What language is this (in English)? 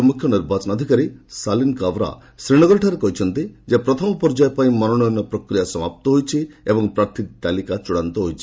Odia